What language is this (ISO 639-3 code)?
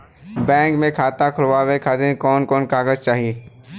bho